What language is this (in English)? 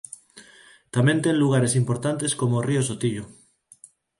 Galician